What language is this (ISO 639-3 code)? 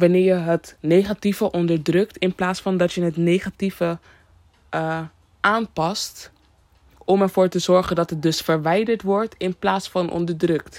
nld